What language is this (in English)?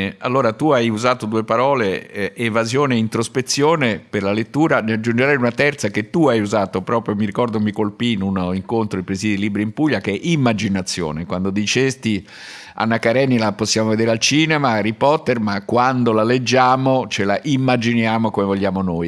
Italian